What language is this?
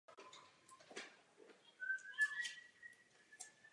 Czech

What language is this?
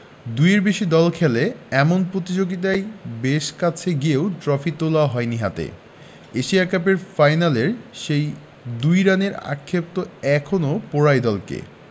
Bangla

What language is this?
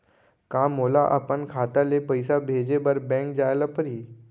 Chhattisgarhi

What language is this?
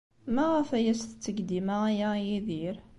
Kabyle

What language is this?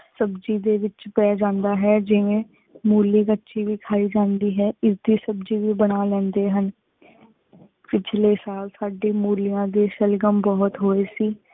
Punjabi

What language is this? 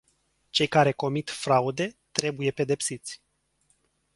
Romanian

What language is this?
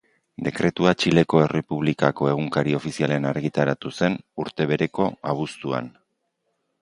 Basque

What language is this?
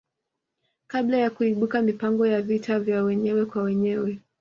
Swahili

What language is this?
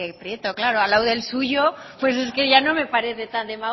Spanish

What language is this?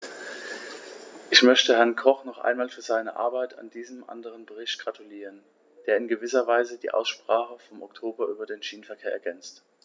German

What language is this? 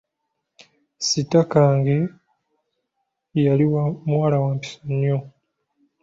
Ganda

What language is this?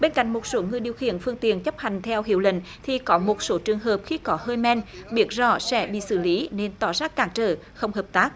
Vietnamese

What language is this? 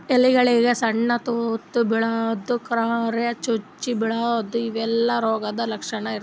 Kannada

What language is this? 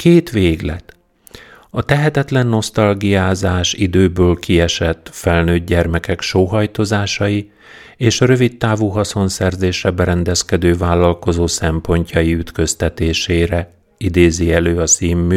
Hungarian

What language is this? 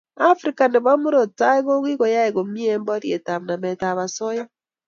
Kalenjin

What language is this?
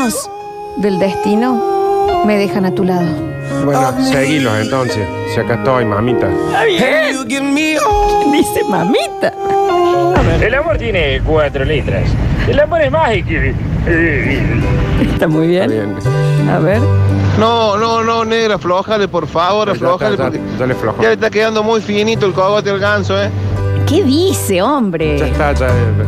Spanish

